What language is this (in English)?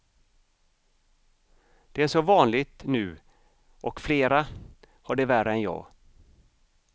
Swedish